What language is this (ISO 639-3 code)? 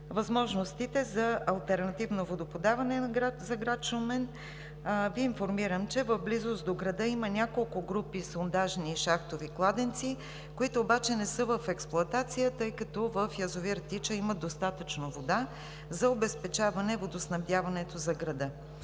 bul